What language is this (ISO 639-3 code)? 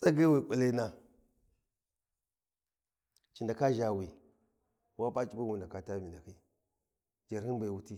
wji